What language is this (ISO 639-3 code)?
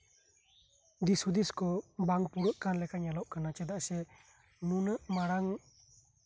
sat